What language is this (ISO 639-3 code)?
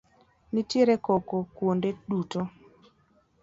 luo